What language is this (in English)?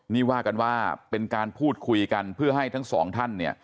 Thai